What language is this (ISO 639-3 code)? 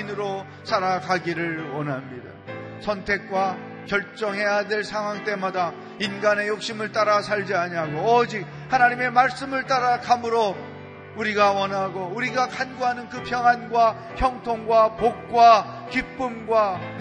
kor